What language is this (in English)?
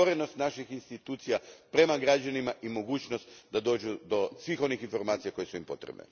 Croatian